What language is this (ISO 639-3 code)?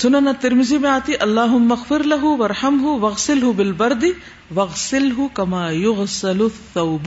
urd